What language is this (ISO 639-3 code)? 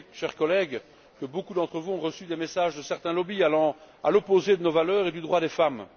fra